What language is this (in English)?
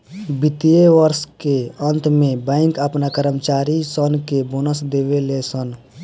Bhojpuri